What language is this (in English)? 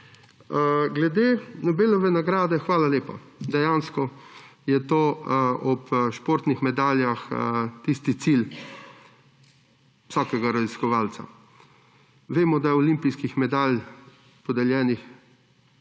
Slovenian